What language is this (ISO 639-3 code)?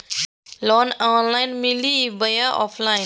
mag